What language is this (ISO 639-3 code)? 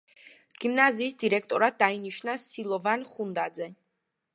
kat